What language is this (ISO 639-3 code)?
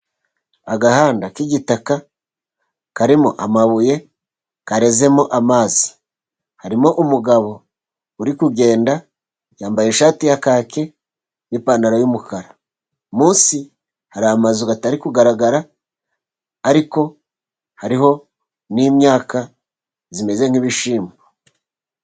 kin